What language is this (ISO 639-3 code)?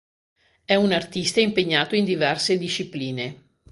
ita